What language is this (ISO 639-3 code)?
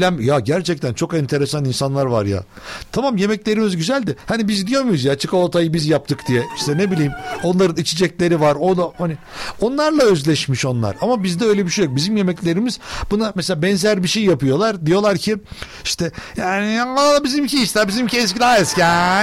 tur